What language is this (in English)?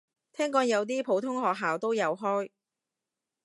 Cantonese